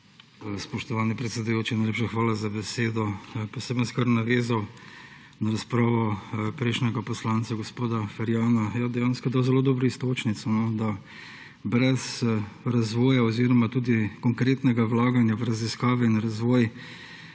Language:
Slovenian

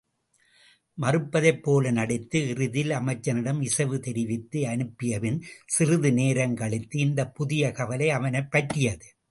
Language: Tamil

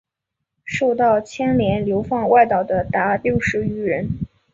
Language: Chinese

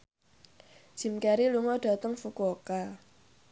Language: Javanese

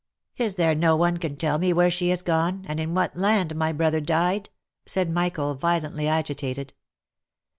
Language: English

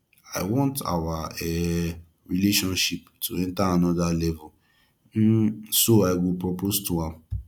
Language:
Nigerian Pidgin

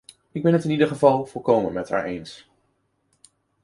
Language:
Dutch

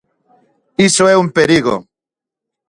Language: Galician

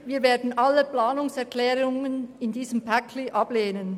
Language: Swiss German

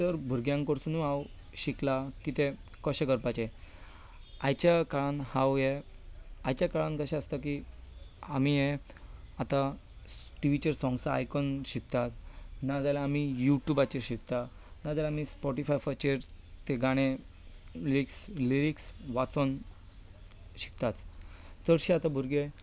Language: Konkani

